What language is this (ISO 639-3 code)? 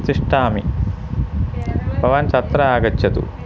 san